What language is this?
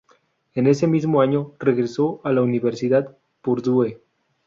Spanish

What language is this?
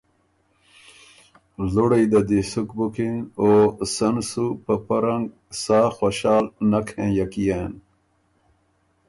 Ormuri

